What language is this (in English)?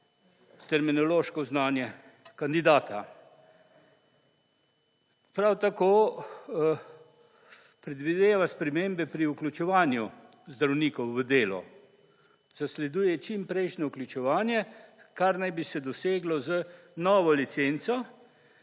Slovenian